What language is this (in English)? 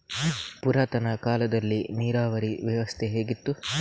Kannada